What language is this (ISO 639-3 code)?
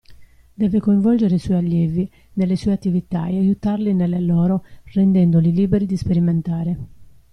ita